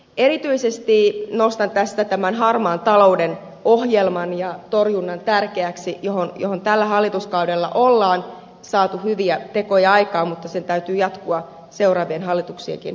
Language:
Finnish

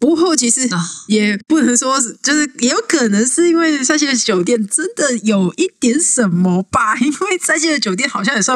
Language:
Chinese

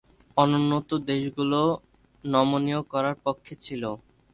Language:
Bangla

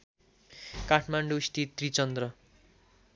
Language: Nepali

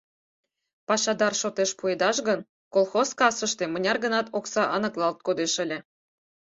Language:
Mari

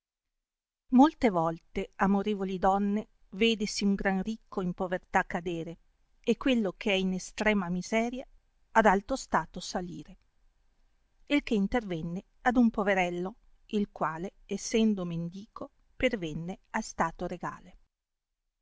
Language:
Italian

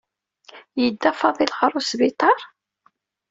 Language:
Kabyle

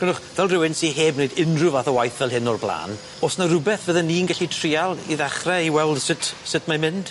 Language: Welsh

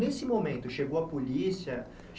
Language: Portuguese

